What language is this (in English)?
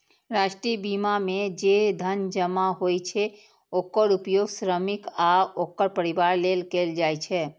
Maithili